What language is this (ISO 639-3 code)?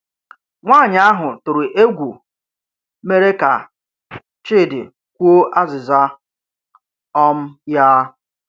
ibo